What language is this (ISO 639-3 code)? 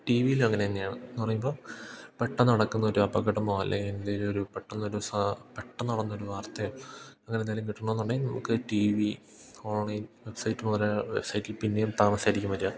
mal